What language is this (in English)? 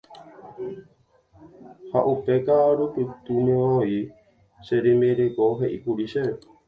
Guarani